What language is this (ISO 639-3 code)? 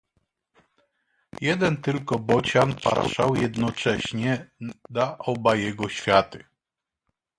pol